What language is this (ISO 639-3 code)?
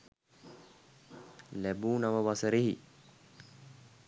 sin